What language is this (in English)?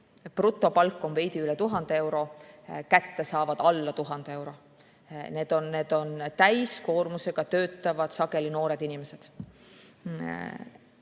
Estonian